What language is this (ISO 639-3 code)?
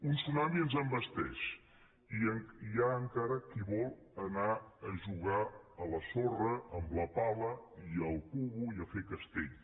cat